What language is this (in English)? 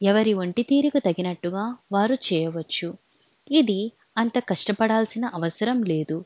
Telugu